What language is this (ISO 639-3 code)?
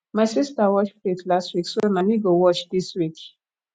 pcm